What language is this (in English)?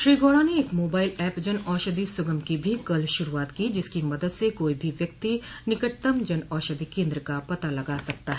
Hindi